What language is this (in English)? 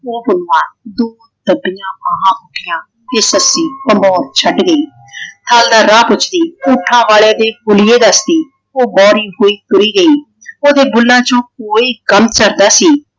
Punjabi